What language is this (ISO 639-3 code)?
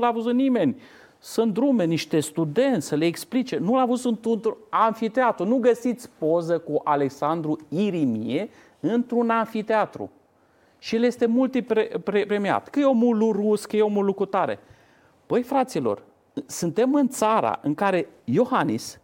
ron